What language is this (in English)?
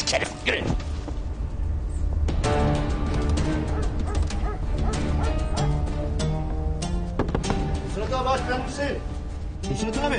Turkish